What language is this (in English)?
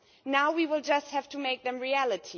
English